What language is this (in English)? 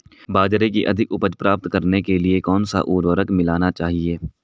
Hindi